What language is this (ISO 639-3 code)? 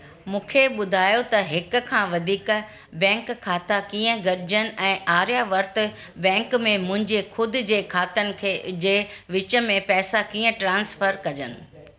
snd